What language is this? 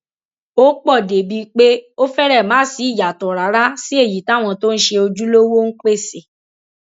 Yoruba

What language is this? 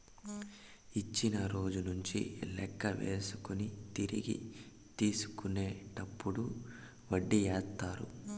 Telugu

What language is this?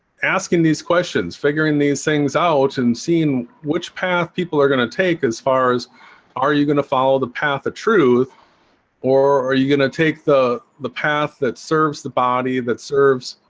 English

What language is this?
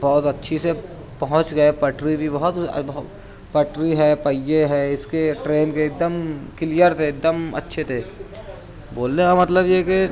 Urdu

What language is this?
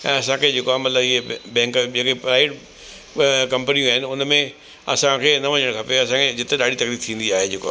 Sindhi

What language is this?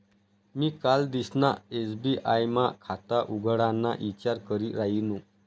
Marathi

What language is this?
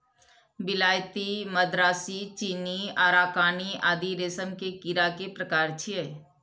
Maithili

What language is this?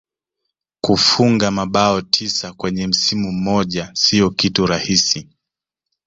Swahili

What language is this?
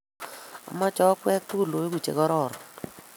Kalenjin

